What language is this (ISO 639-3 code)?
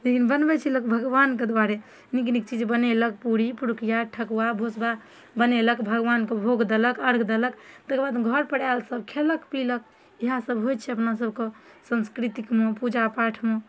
mai